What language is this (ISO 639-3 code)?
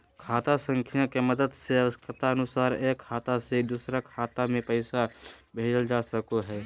mag